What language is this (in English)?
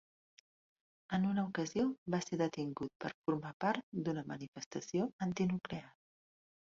Catalan